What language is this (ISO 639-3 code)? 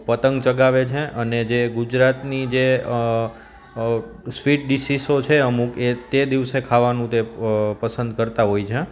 guj